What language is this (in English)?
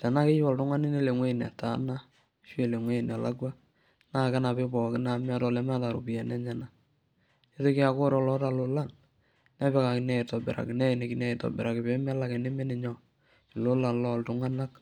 Masai